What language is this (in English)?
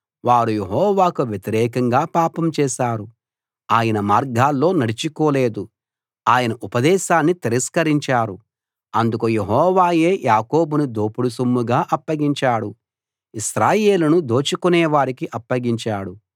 Telugu